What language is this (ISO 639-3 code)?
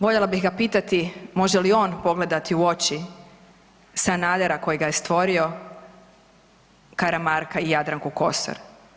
hrv